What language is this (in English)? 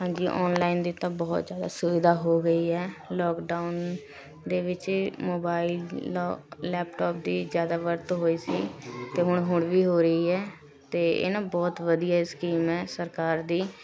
Punjabi